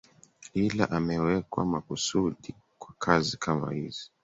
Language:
Swahili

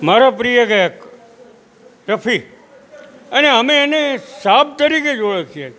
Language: Gujarati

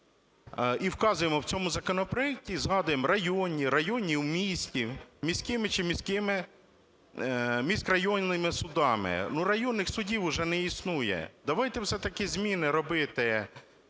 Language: Ukrainian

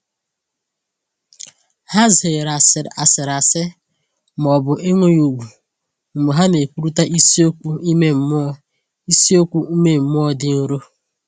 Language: Igbo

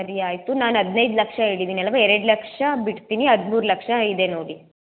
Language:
Kannada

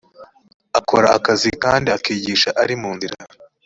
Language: Kinyarwanda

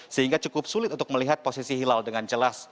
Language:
Indonesian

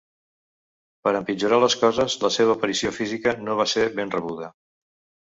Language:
Catalan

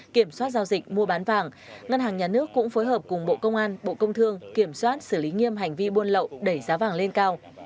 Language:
Vietnamese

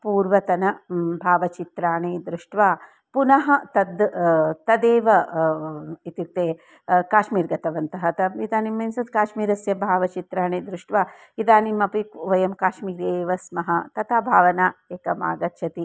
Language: Sanskrit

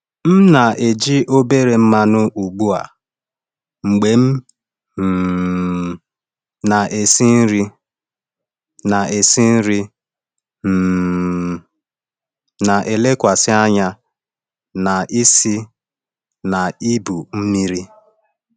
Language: Igbo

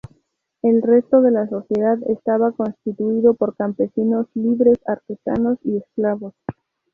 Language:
Spanish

